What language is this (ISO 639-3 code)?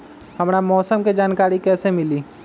mag